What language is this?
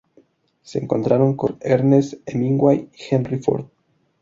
Spanish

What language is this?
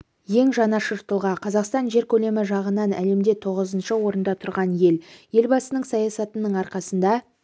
Kazakh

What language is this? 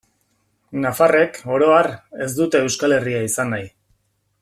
Basque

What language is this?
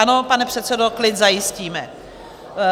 Czech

